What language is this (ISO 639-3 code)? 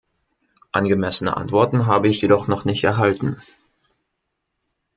deu